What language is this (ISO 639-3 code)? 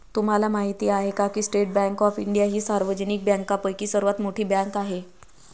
mar